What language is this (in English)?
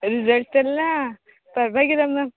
Kannada